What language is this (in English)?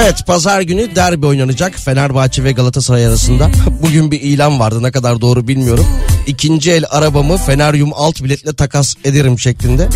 Turkish